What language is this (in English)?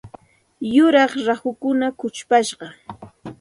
Santa Ana de Tusi Pasco Quechua